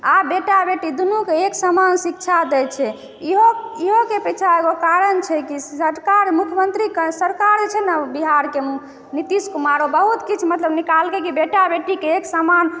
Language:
Maithili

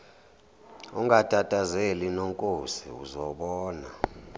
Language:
Zulu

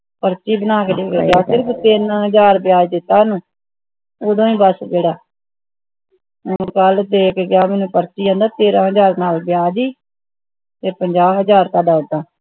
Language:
Punjabi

